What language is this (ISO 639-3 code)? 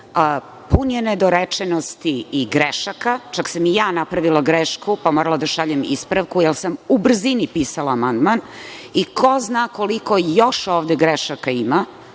srp